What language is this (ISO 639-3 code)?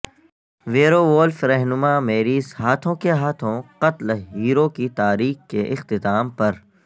urd